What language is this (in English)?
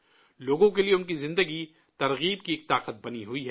Urdu